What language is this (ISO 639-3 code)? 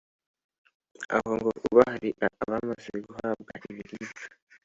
kin